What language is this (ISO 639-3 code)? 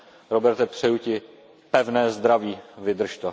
ces